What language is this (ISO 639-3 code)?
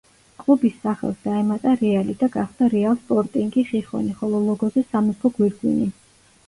kat